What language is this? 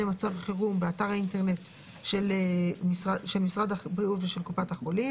Hebrew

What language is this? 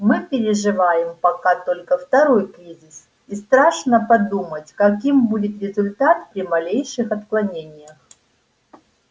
Russian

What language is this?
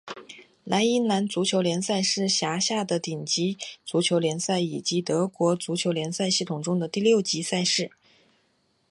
Chinese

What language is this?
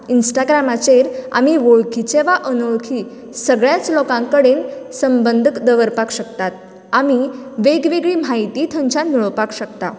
Konkani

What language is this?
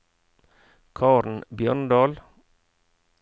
Norwegian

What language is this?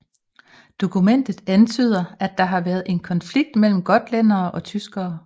Danish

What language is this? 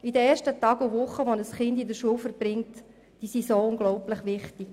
Swiss German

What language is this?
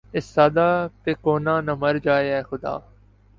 Urdu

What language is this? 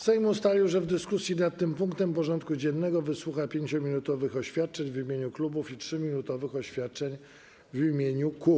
Polish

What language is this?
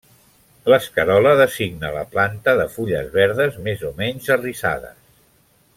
Catalan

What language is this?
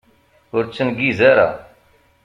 Kabyle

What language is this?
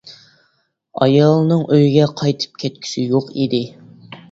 Uyghur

